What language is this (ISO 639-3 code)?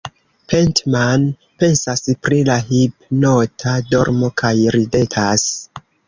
epo